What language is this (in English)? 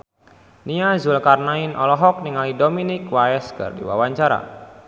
Sundanese